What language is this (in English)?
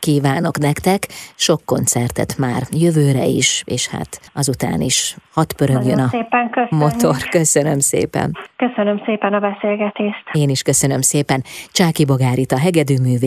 Hungarian